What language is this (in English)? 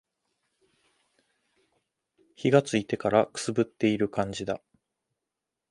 Japanese